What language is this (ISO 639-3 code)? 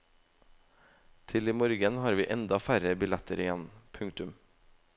nor